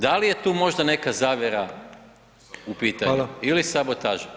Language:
Croatian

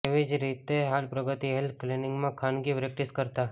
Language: Gujarati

